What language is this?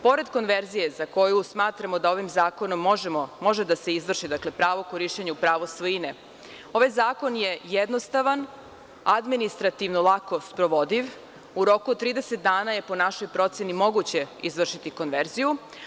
Serbian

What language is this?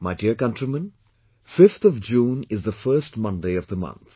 English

